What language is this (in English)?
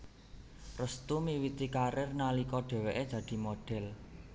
Javanese